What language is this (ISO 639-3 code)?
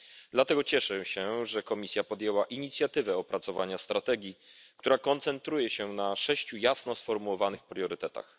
pol